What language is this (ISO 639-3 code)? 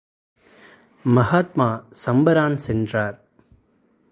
tam